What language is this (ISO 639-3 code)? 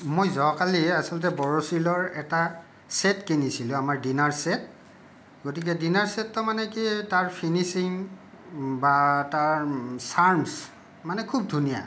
asm